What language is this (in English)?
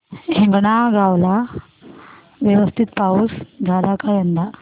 Marathi